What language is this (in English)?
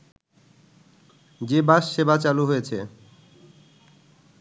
Bangla